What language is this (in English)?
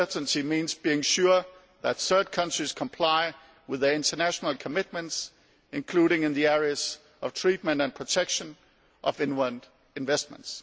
English